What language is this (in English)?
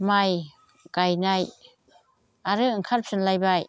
Bodo